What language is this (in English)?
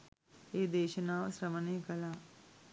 Sinhala